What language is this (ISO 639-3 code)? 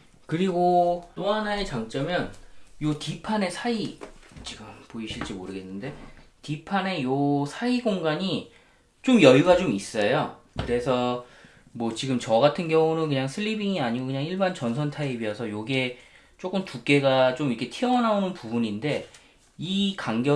kor